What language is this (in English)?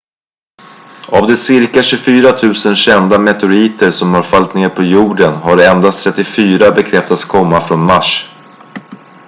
Swedish